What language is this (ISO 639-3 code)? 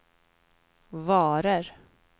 swe